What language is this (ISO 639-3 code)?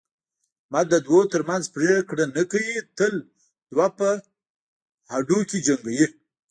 pus